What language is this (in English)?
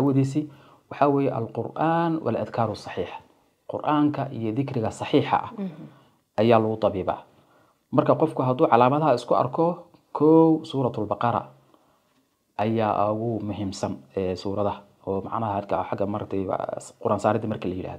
Arabic